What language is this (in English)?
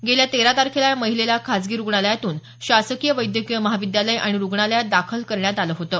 Marathi